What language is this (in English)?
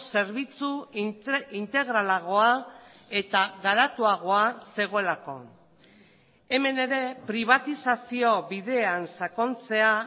Basque